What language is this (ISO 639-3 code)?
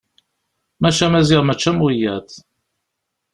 kab